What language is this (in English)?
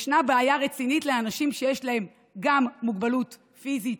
Hebrew